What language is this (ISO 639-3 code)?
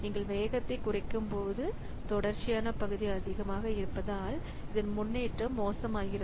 tam